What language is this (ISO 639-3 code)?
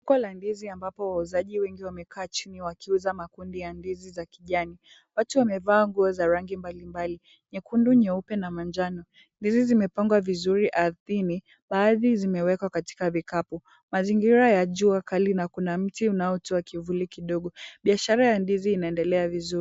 swa